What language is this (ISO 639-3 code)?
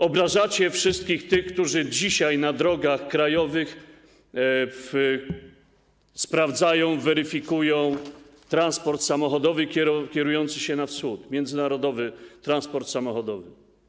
pol